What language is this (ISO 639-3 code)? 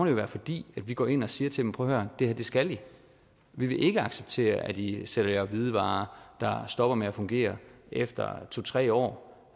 dan